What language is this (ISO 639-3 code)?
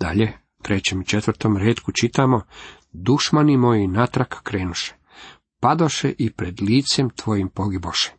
hrv